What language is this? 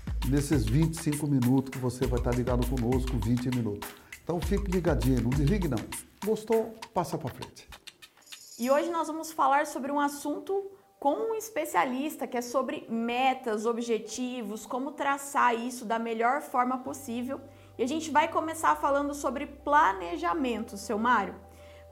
Portuguese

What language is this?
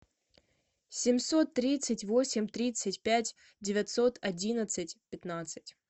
Russian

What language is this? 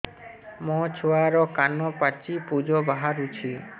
Odia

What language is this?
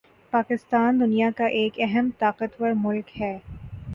Urdu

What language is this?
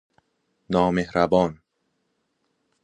Persian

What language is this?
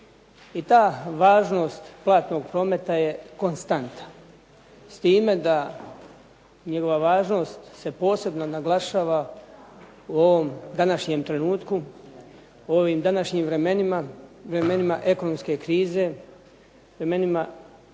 Croatian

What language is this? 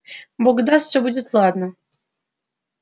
Russian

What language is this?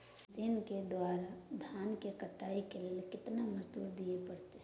Maithili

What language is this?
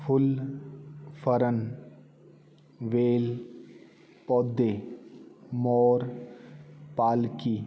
Punjabi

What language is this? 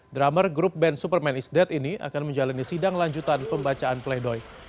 Indonesian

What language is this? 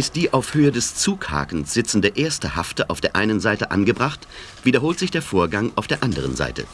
German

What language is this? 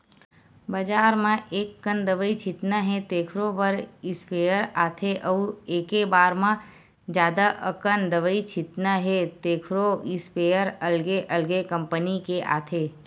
Chhattisgarhi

